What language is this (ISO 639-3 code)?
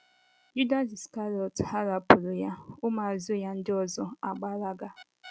ibo